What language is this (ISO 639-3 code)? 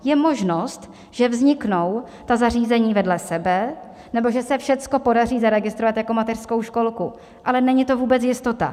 ces